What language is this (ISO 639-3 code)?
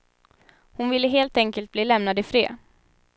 swe